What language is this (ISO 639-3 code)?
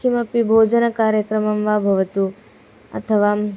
san